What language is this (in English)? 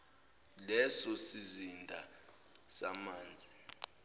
Zulu